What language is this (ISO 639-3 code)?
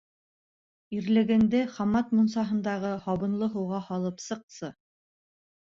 bak